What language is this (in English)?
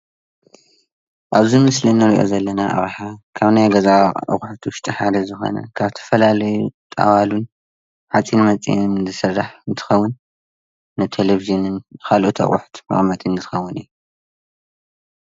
Tigrinya